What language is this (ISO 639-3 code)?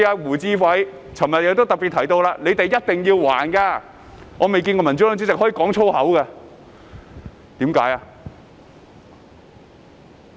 yue